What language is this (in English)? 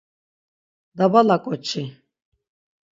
Laz